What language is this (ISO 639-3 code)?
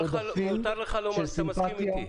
heb